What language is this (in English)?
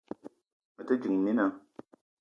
Eton (Cameroon)